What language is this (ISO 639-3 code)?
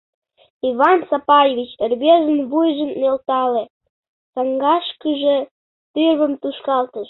chm